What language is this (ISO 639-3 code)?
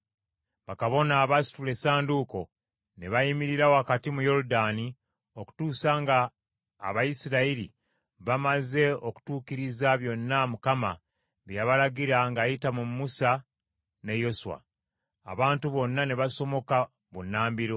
lug